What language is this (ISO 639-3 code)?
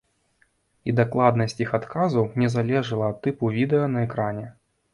bel